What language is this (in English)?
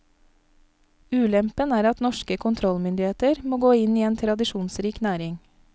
Norwegian